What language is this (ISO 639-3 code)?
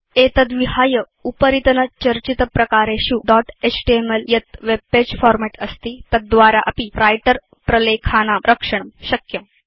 san